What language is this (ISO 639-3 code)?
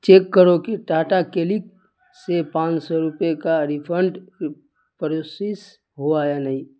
urd